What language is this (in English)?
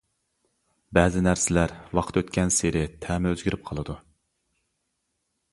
Uyghur